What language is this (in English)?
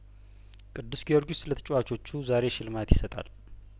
Amharic